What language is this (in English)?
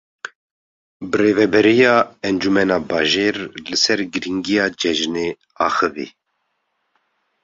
Kurdish